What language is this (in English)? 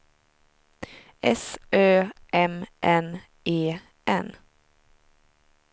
Swedish